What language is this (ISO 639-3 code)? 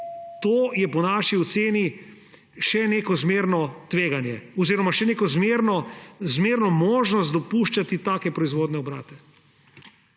slv